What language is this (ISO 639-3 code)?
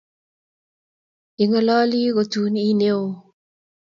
kln